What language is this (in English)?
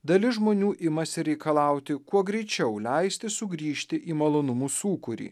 Lithuanian